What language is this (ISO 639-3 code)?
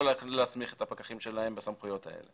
heb